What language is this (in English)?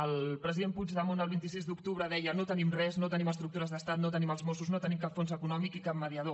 Catalan